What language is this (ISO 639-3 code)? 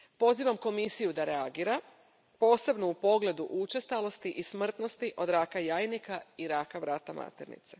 hrv